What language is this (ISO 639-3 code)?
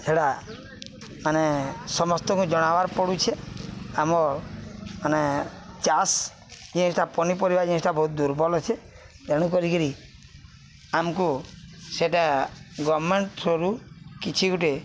ori